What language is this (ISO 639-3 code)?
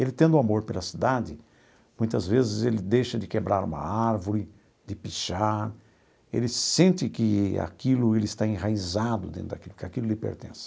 por